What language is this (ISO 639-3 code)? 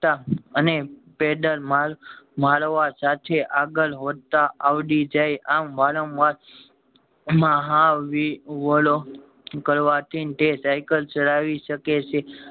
guj